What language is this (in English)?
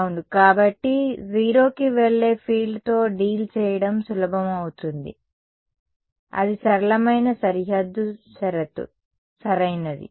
Telugu